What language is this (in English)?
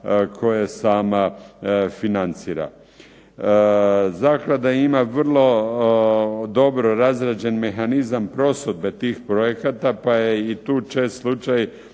Croatian